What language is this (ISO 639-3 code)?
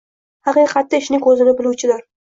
uzb